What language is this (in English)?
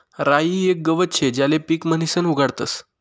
Marathi